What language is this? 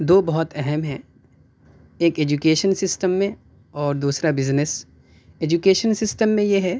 Urdu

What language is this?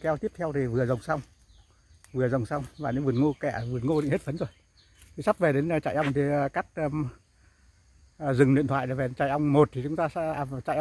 Vietnamese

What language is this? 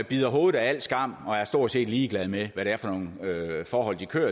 Danish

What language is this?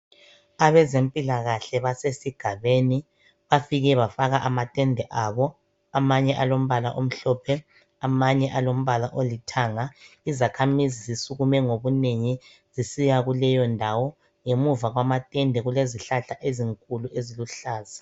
North Ndebele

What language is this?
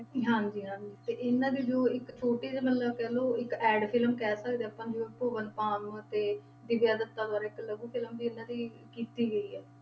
Punjabi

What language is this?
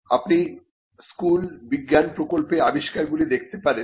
Bangla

